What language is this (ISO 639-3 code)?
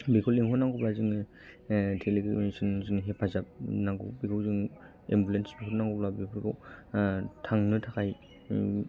brx